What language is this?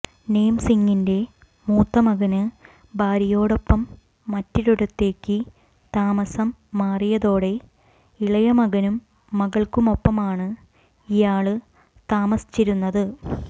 Malayalam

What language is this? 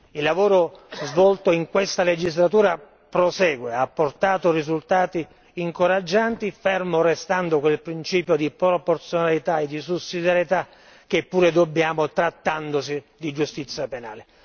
Italian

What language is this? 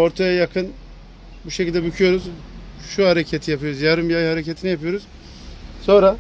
Turkish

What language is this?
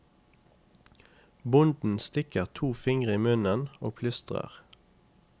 Norwegian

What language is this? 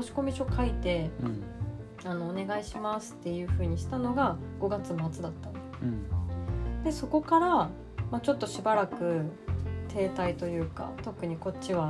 Japanese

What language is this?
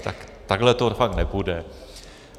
Czech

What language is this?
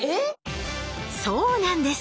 Japanese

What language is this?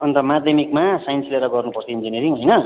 Nepali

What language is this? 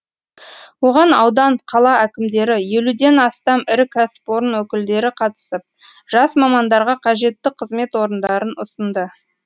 Kazakh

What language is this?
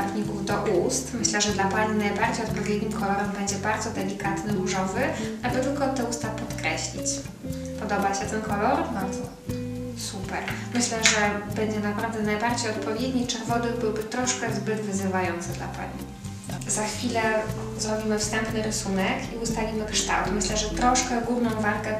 Polish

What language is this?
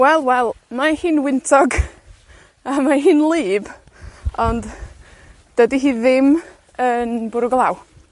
Welsh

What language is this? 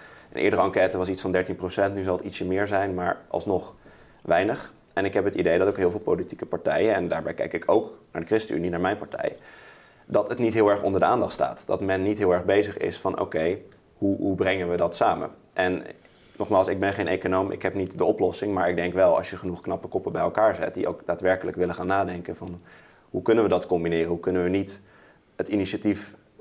Dutch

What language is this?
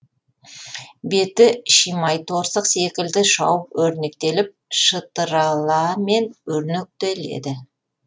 Kazakh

